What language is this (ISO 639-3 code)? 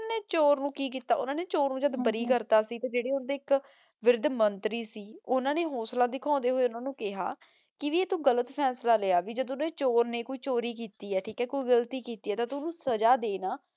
pan